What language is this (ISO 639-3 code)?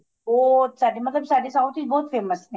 pan